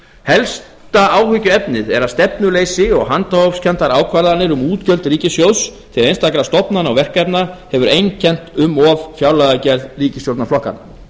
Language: Icelandic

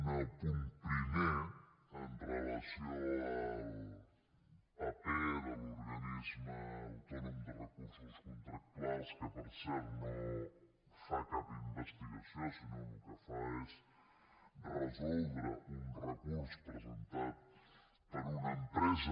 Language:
Catalan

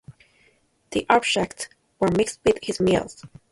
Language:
English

